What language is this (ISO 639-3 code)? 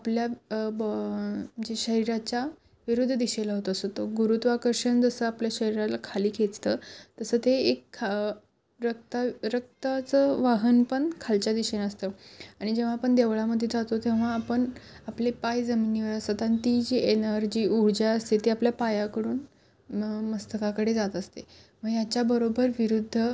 mar